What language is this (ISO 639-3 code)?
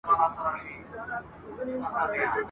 pus